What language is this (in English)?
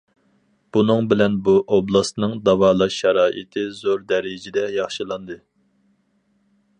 Uyghur